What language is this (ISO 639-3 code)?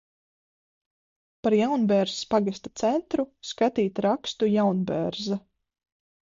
lav